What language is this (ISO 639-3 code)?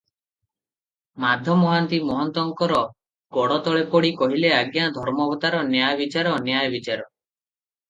ori